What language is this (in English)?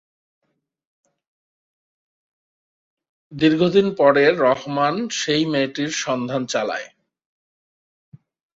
Bangla